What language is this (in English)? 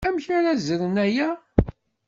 Kabyle